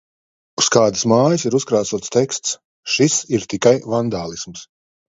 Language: Latvian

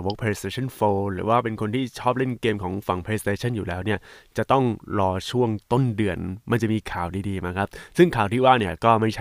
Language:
Thai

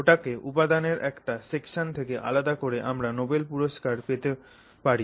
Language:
Bangla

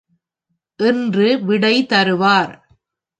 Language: Tamil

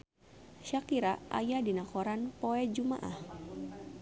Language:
Sundanese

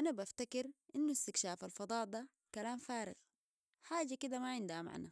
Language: Sudanese Arabic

